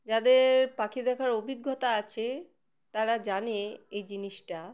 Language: Bangla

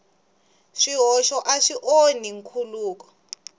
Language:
Tsonga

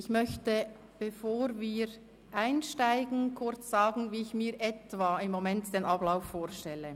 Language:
Swiss German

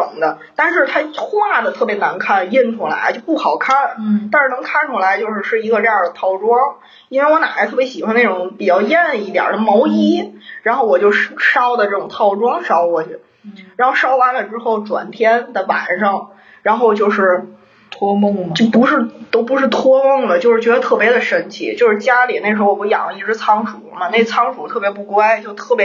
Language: Chinese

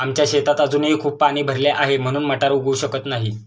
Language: Marathi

